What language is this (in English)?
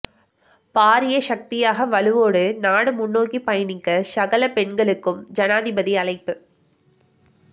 Tamil